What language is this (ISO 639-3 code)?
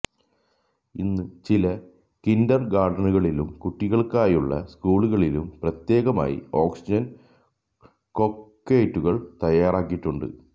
mal